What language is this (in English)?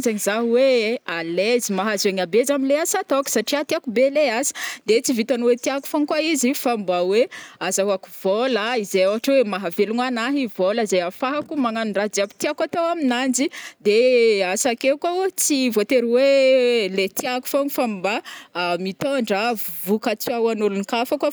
Northern Betsimisaraka Malagasy